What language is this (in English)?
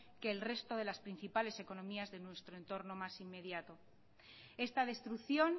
Spanish